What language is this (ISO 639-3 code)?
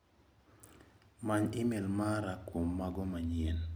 luo